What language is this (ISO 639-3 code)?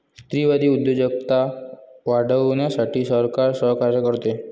mar